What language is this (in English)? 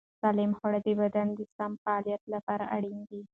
Pashto